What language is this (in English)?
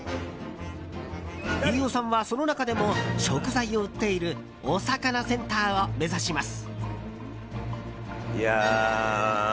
Japanese